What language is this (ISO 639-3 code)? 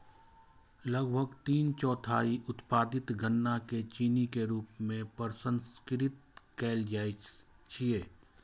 mai